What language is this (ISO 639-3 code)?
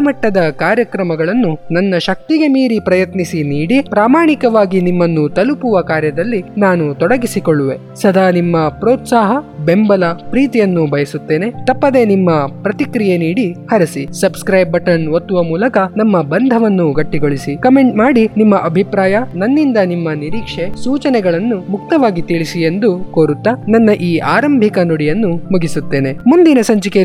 kan